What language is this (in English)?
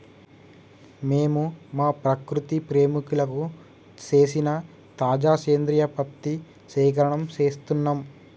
Telugu